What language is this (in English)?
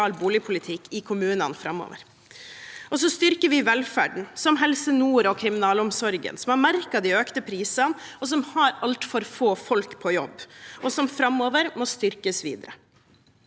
Norwegian